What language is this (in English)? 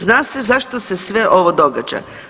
Croatian